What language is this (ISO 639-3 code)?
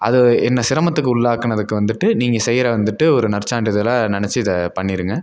tam